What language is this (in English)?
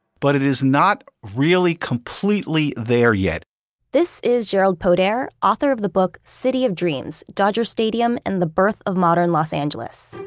English